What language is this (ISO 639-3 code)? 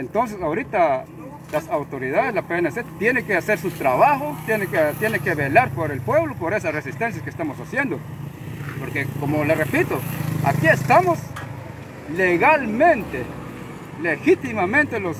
spa